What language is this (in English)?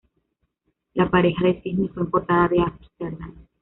Spanish